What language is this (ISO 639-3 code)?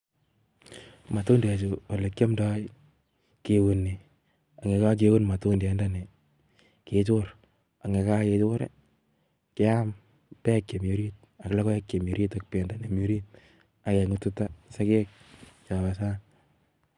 kln